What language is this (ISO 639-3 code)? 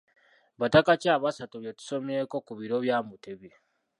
lug